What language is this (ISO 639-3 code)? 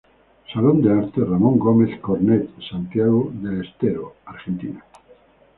spa